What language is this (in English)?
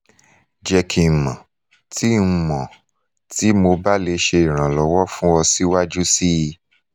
Yoruba